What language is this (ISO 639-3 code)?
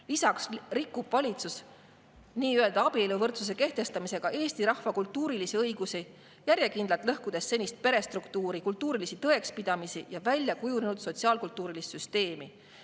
est